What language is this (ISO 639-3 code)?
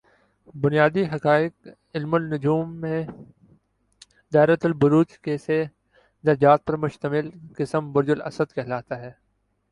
urd